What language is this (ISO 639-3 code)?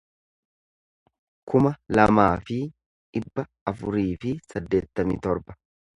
orm